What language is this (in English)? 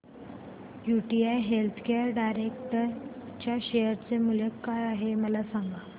Marathi